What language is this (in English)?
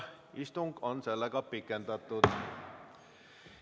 Estonian